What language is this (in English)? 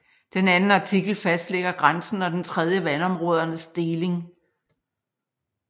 Danish